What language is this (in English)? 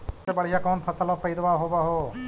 Magahi